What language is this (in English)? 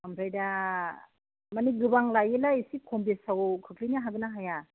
Bodo